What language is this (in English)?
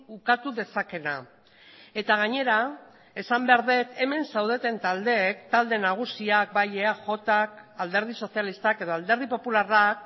Basque